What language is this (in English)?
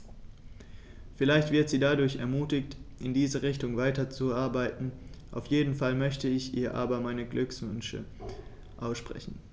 German